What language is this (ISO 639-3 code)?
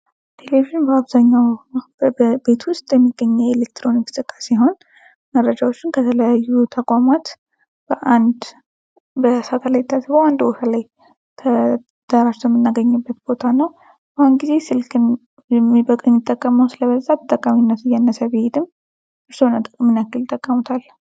amh